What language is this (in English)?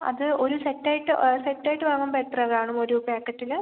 Malayalam